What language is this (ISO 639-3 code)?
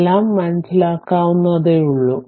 mal